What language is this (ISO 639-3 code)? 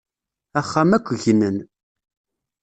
kab